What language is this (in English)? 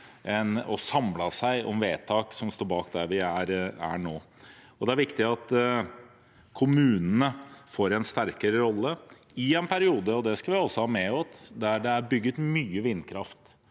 Norwegian